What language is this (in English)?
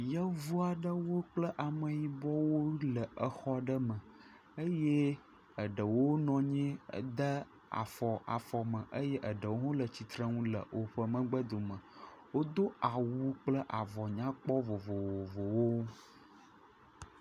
Ewe